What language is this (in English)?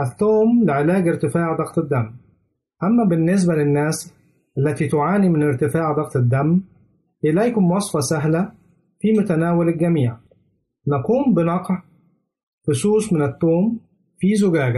Arabic